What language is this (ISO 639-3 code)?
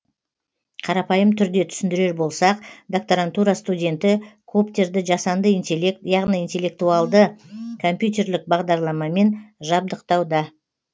kaz